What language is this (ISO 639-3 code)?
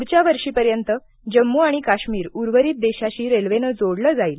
mar